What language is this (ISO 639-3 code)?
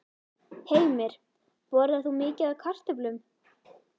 isl